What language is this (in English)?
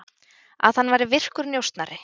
Icelandic